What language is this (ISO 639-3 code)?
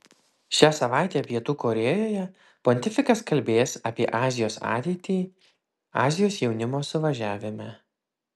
lit